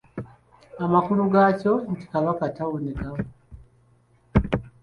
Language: Ganda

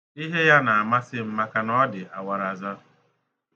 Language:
Igbo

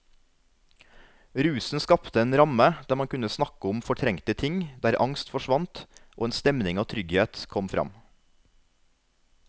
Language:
Norwegian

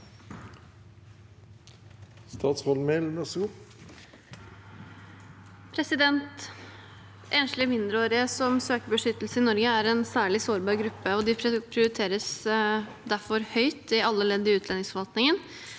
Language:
Norwegian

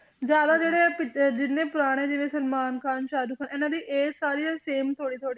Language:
Punjabi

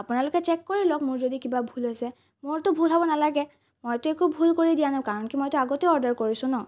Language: Assamese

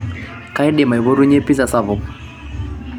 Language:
Masai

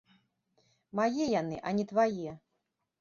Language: Belarusian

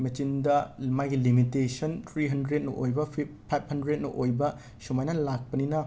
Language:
Manipuri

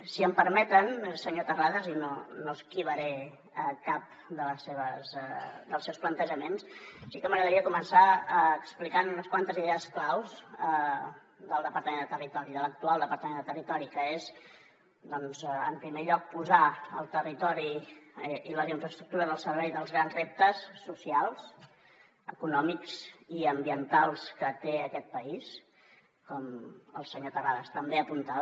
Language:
Catalan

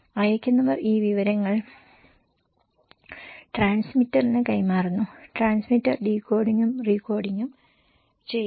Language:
Malayalam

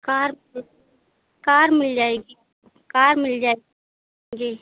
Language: Hindi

